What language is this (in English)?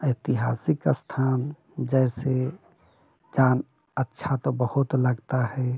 Hindi